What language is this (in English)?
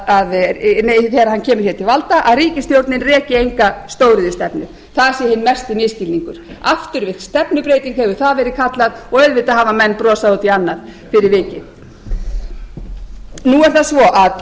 Icelandic